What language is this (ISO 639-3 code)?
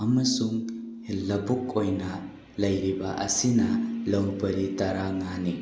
mni